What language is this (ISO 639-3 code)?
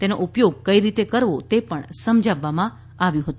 guj